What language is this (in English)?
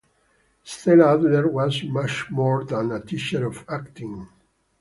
English